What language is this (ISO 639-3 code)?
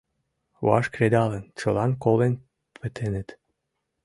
chm